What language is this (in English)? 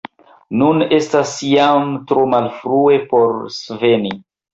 Esperanto